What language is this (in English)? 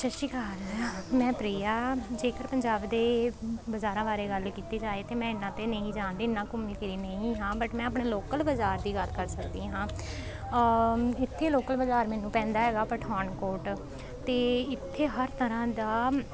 Punjabi